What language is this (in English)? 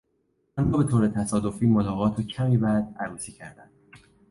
Persian